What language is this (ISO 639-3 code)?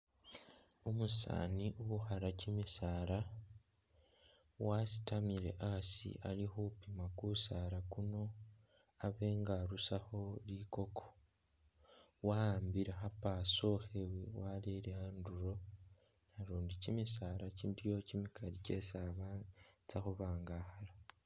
myx